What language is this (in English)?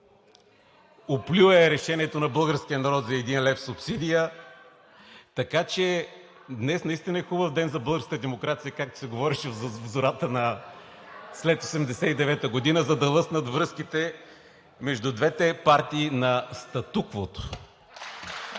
Bulgarian